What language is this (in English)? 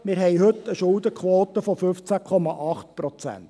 Swiss German